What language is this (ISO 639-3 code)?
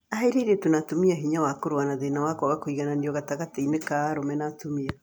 kik